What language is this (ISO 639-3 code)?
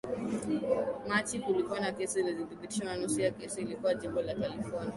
swa